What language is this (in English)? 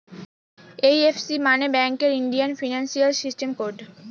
Bangla